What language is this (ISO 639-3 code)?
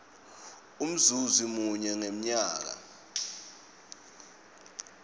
ssw